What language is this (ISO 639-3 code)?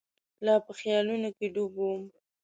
pus